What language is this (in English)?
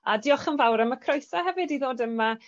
Welsh